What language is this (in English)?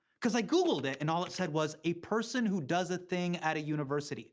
English